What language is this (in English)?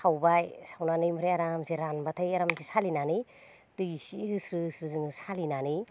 Bodo